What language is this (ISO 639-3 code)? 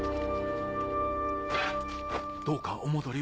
jpn